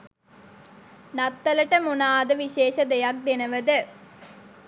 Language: Sinhala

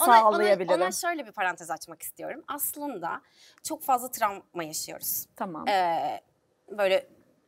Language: Turkish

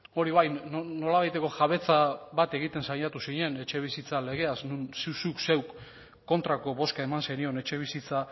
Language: Basque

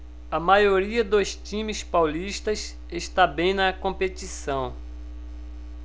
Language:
Portuguese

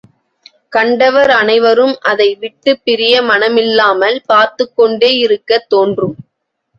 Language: Tamil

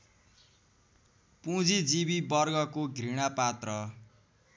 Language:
Nepali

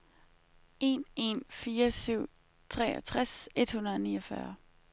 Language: Danish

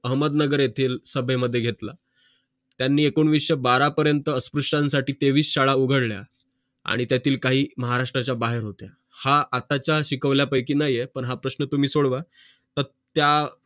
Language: Marathi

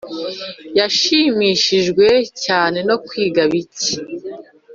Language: Kinyarwanda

